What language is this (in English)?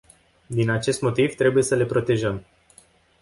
Romanian